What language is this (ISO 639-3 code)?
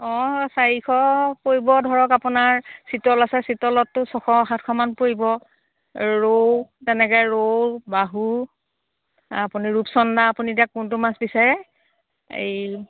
asm